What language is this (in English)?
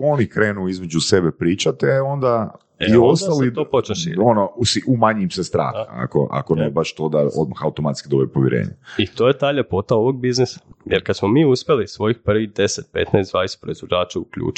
Croatian